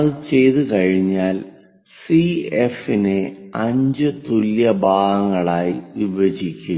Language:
Malayalam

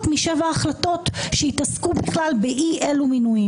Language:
Hebrew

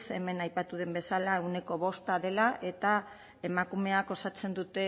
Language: Basque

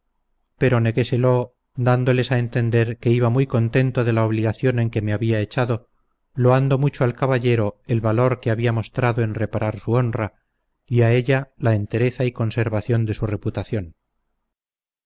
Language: Spanish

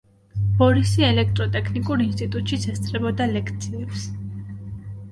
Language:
Georgian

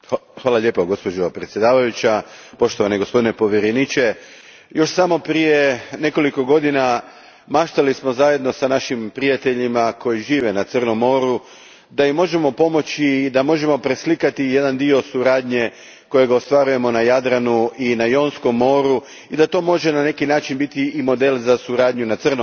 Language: Croatian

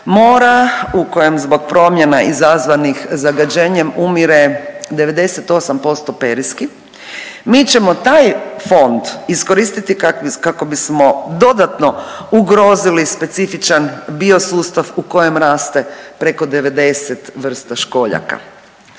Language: Croatian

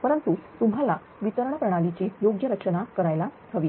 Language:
Marathi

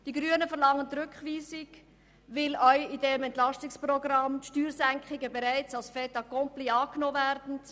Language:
Swiss German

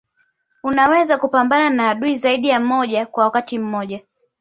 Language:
Swahili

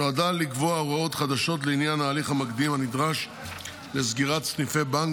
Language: Hebrew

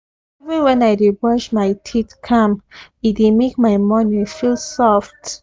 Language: Nigerian Pidgin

